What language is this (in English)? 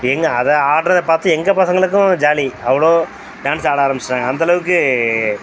Tamil